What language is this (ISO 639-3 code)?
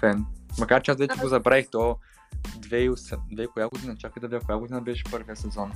bul